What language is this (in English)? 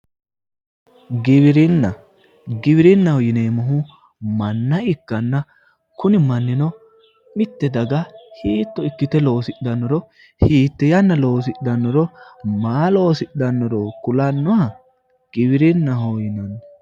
Sidamo